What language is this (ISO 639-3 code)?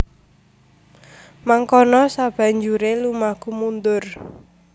jav